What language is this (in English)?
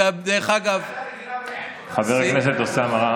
Hebrew